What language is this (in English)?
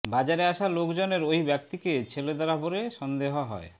Bangla